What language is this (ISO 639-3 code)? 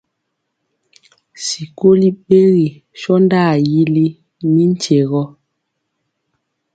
mcx